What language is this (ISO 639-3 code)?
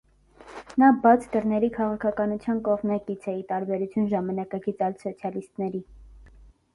hye